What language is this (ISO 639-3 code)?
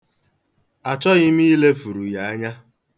ibo